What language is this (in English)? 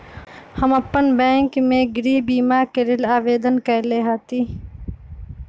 Magahi